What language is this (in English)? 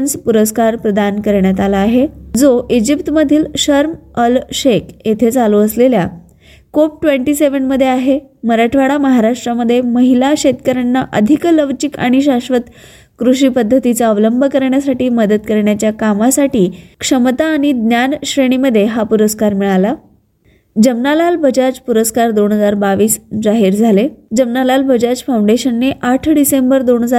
Marathi